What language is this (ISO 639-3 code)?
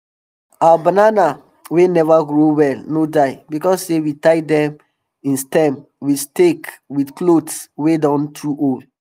pcm